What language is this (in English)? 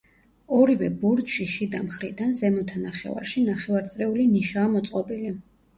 Georgian